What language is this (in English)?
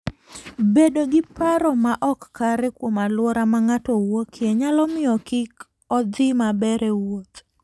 Luo (Kenya and Tanzania)